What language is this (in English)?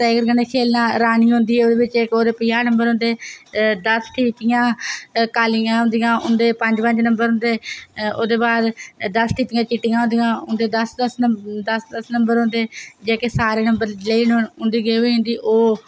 Dogri